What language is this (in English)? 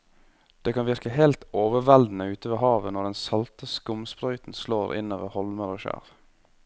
Norwegian